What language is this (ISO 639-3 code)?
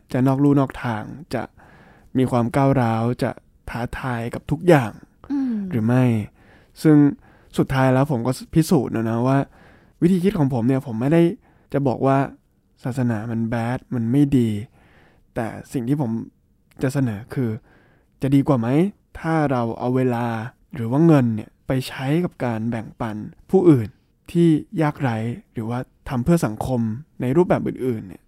tha